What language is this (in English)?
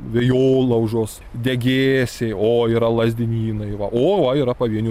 Lithuanian